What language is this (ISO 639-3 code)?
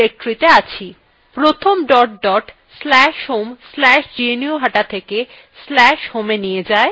ben